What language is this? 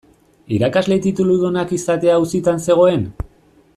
Basque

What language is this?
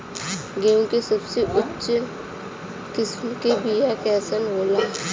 Bhojpuri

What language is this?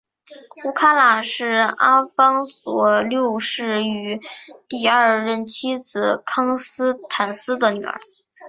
Chinese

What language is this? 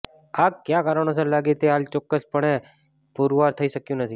Gujarati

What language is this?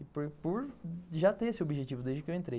Portuguese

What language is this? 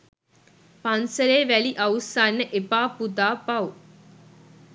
Sinhala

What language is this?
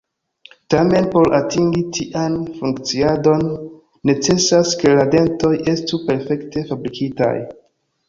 Esperanto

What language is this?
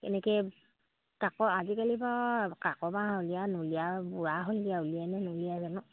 Assamese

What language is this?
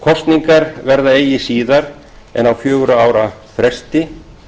Icelandic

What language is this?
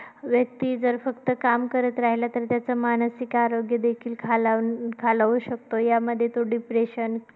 Marathi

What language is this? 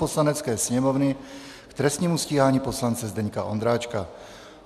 Czech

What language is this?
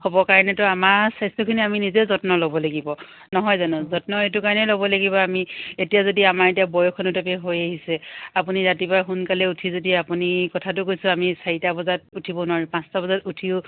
Assamese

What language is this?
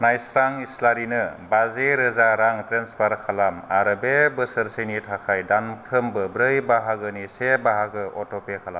Bodo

